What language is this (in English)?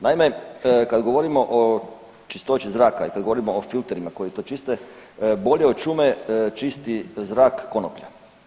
Croatian